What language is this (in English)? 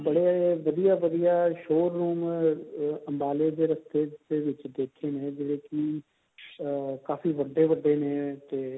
Punjabi